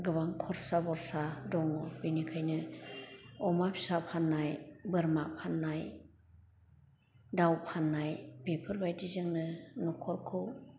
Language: Bodo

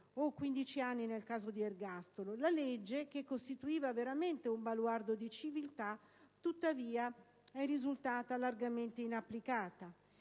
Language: Italian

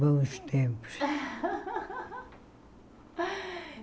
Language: Portuguese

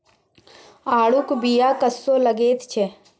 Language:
Maithili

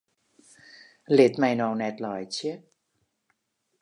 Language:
Western Frisian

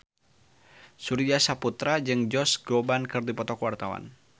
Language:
Sundanese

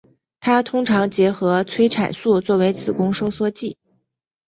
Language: Chinese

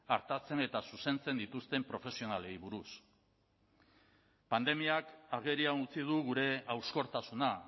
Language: Basque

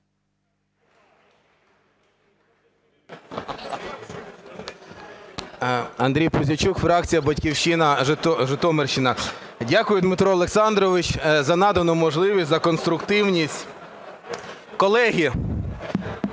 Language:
Ukrainian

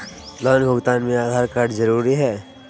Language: Magahi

